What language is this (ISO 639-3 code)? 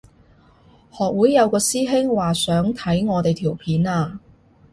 yue